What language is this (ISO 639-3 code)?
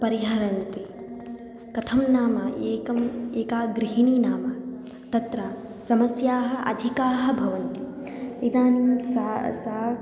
san